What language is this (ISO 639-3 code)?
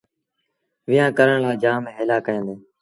sbn